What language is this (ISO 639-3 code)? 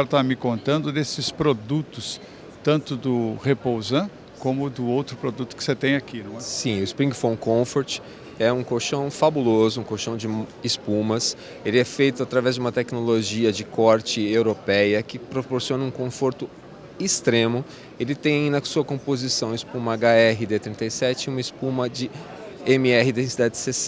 por